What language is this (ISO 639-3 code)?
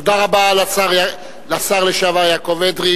heb